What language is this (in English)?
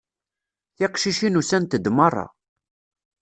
Kabyle